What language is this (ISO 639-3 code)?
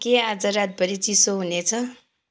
nep